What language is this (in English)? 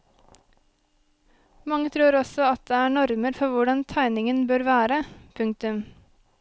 Norwegian